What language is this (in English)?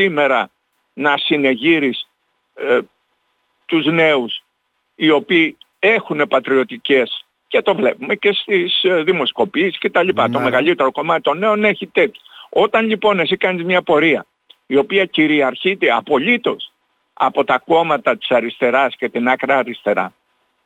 Greek